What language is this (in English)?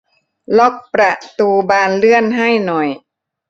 Thai